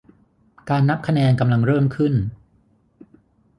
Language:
Thai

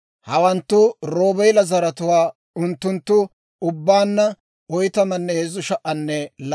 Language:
Dawro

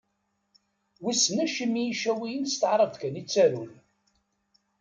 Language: Kabyle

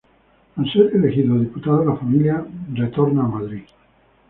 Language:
Spanish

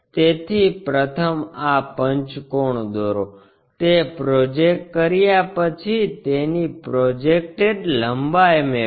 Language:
Gujarati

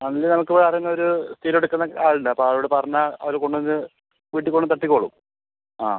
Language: Malayalam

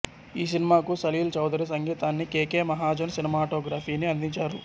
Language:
Telugu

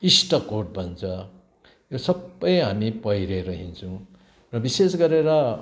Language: Nepali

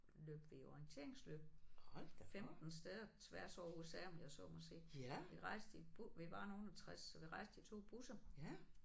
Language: Danish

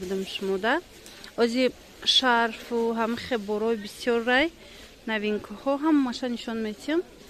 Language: Turkish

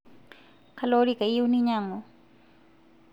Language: Masai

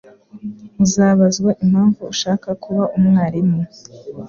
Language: Kinyarwanda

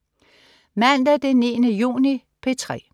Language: Danish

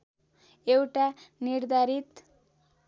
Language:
Nepali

